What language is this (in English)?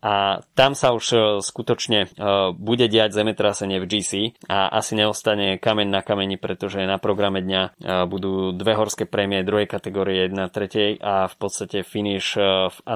Slovak